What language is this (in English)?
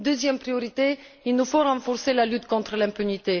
French